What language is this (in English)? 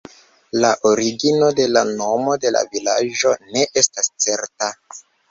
Esperanto